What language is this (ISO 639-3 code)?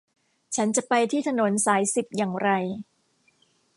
tha